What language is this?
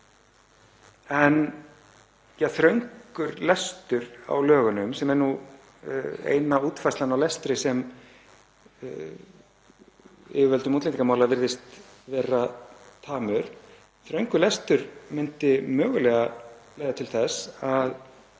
Icelandic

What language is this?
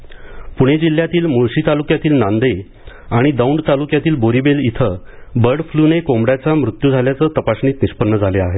Marathi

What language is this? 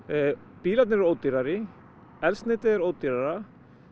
Icelandic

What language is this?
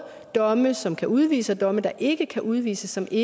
Danish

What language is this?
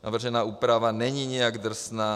Czech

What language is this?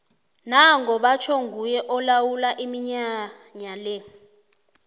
South Ndebele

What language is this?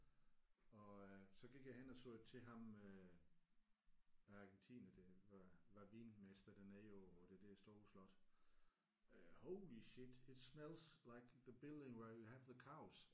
Danish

